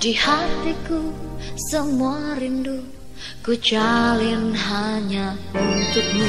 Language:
Indonesian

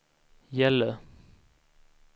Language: Swedish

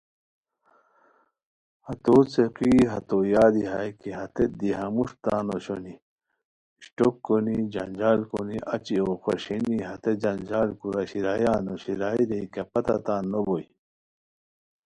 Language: Khowar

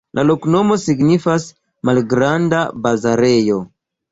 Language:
Esperanto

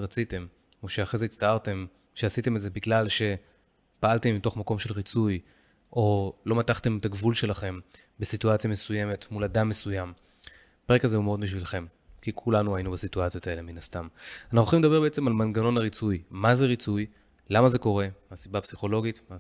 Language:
Hebrew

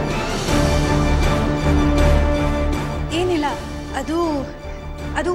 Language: Hindi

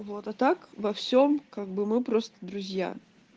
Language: Russian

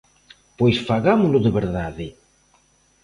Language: Galician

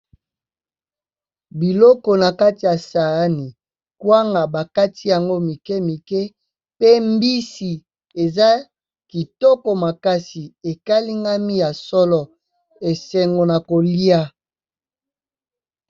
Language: Lingala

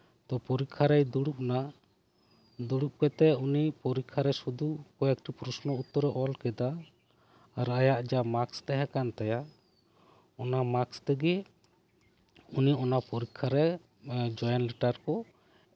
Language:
Santali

